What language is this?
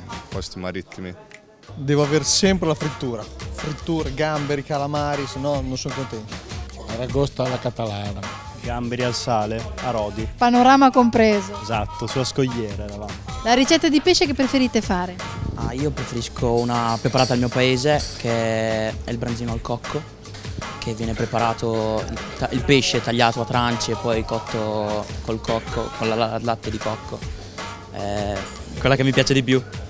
Italian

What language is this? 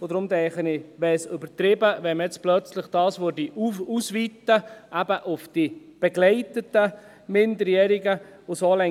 Swiss German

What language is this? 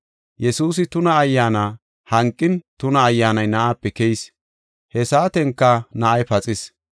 Gofa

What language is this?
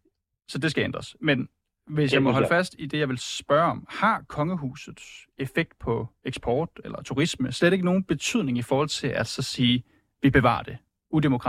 Danish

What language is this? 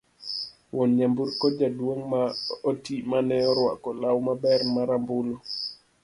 Luo (Kenya and Tanzania)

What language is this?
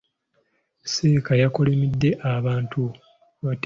Ganda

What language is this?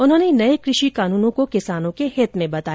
Hindi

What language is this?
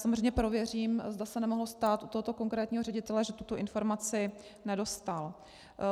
Czech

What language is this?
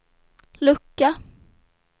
Swedish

